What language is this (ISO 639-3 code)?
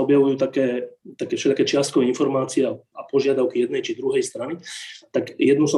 slk